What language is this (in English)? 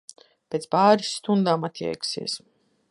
Latvian